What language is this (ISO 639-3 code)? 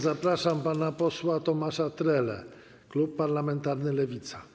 pol